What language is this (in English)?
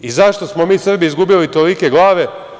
Serbian